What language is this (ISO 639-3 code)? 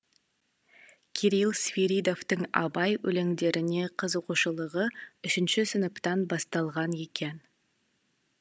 kaz